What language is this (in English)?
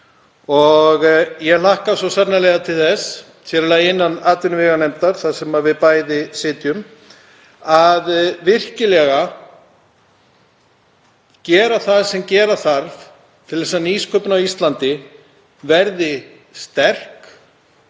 Icelandic